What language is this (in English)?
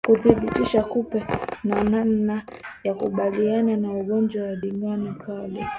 Swahili